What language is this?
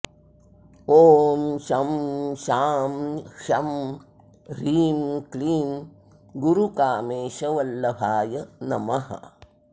Sanskrit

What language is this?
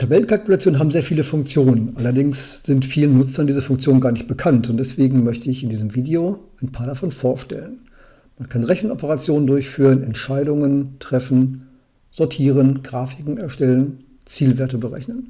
German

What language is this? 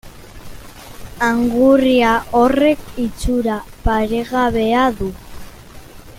Basque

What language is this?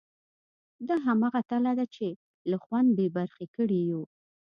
Pashto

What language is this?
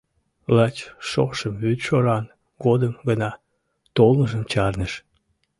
Mari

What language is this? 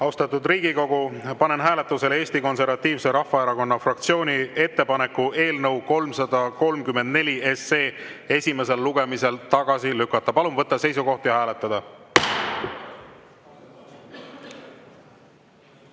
Estonian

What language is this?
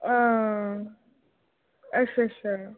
Dogri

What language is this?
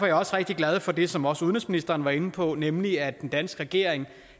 Danish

